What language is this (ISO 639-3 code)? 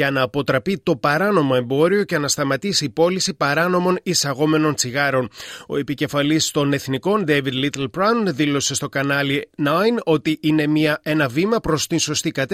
ell